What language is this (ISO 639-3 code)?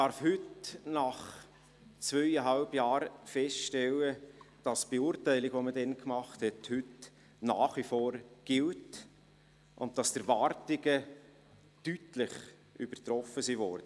gsw